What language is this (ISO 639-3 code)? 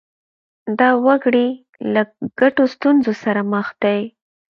pus